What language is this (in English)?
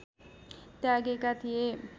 Nepali